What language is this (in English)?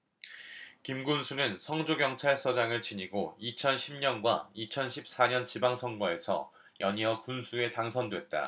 Korean